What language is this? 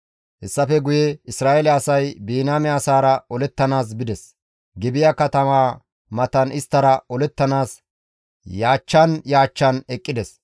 Gamo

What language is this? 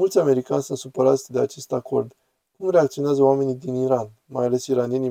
Romanian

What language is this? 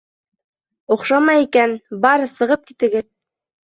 Bashkir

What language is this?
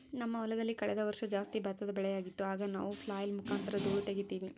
Kannada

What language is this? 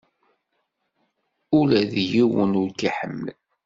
Kabyle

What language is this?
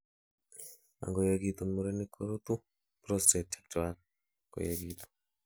Kalenjin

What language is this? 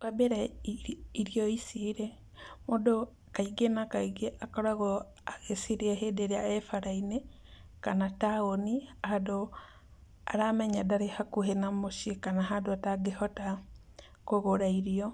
Kikuyu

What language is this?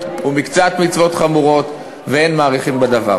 Hebrew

